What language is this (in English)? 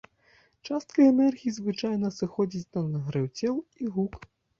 Belarusian